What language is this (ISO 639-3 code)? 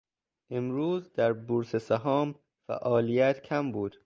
fas